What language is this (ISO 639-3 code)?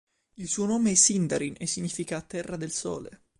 ita